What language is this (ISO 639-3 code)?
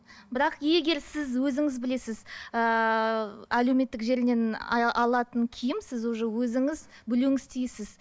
kaz